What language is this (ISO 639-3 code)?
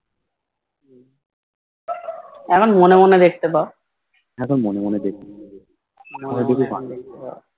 ben